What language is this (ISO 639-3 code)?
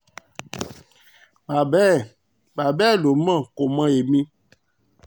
yor